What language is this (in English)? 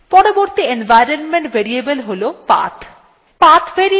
Bangla